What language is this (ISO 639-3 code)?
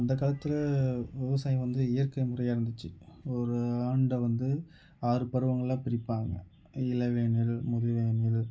tam